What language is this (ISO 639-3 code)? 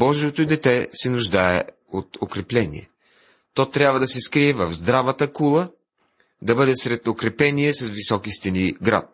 bul